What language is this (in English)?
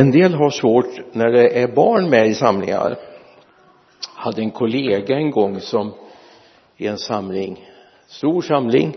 Swedish